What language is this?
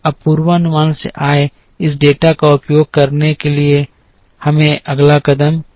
Hindi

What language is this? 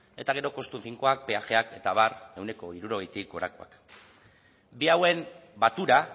Basque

